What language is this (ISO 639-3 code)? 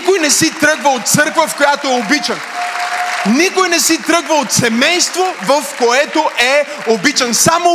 bul